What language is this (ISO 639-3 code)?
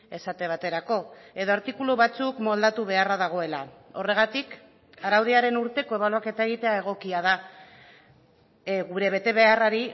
eus